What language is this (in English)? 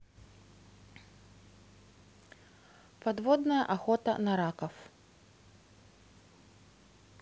Russian